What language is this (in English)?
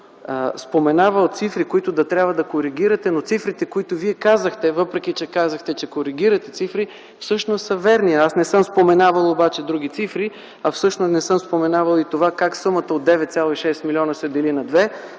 Bulgarian